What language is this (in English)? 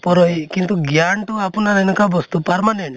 Assamese